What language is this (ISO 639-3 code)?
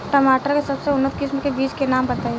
bho